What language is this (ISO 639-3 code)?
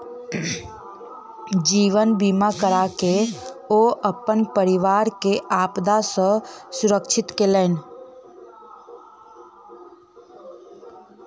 mai